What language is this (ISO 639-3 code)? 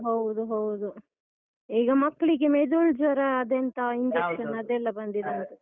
kan